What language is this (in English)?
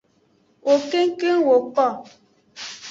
Aja (Benin)